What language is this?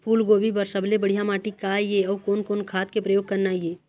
Chhattisgarhi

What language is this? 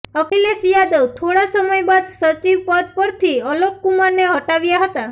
Gujarati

